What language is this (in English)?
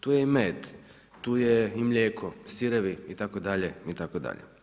Croatian